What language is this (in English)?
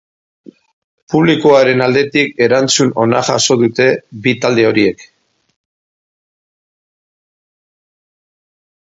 Basque